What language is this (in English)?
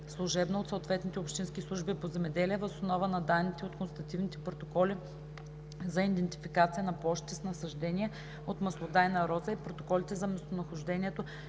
Bulgarian